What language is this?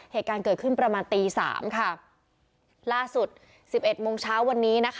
Thai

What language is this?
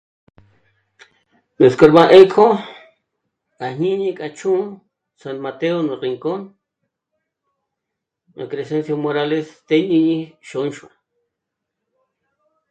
Michoacán Mazahua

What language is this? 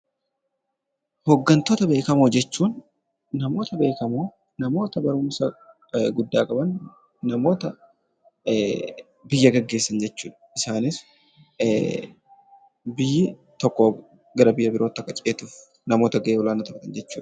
Oromo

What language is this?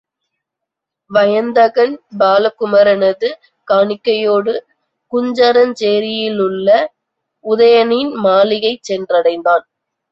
Tamil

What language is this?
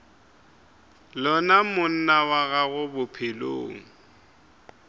Northern Sotho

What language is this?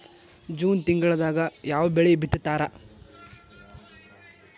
Kannada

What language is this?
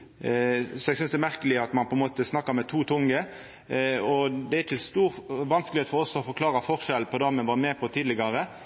Norwegian Nynorsk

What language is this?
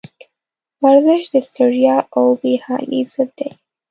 Pashto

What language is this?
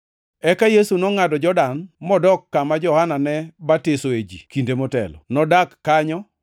Luo (Kenya and Tanzania)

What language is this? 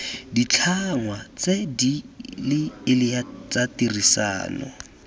Tswana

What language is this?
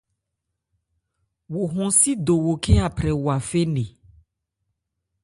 Ebrié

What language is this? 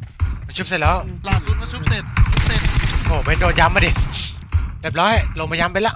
Thai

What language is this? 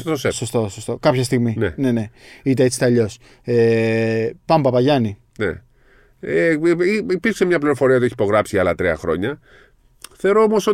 Greek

